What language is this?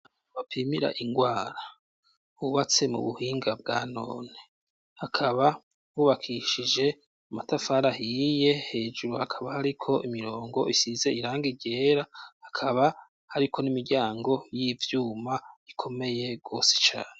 Rundi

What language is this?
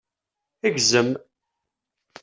Kabyle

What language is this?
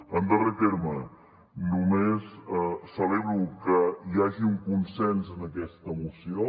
Catalan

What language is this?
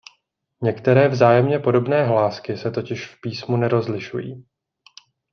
Czech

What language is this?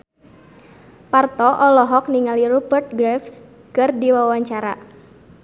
Sundanese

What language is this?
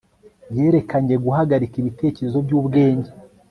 Kinyarwanda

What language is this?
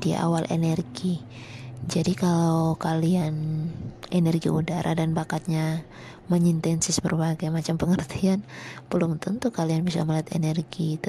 Indonesian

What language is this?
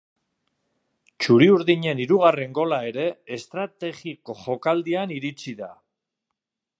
Basque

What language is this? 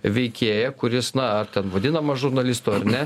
Lithuanian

